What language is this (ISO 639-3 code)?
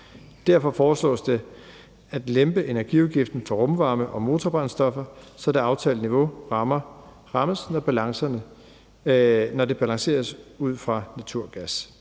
dan